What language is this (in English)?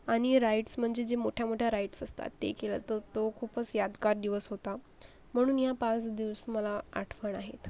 Marathi